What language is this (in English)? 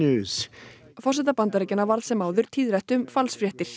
Icelandic